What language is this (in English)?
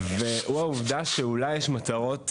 Hebrew